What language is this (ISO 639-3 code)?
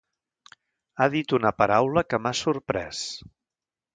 cat